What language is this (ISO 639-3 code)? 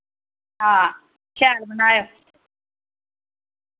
doi